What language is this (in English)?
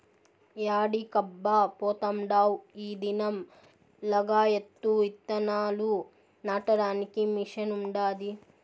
Telugu